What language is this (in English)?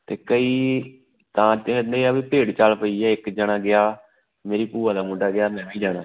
Punjabi